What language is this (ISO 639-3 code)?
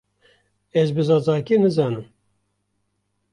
kur